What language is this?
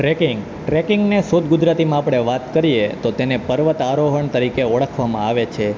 Gujarati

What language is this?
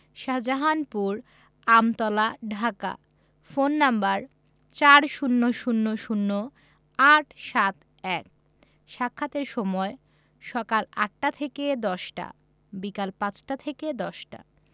Bangla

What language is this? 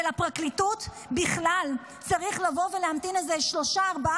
Hebrew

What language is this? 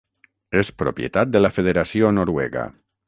Catalan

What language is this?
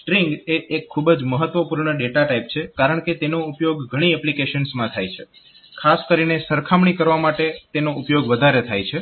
Gujarati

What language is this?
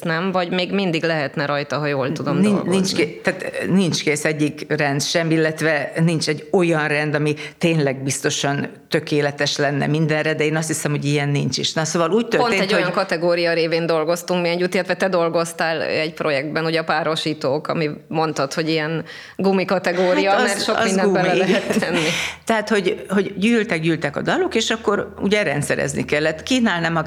Hungarian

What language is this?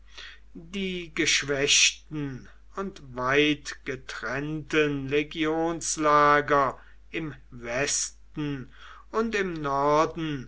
German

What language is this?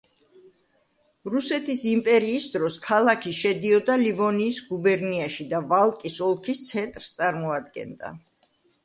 Georgian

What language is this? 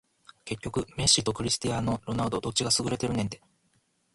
Japanese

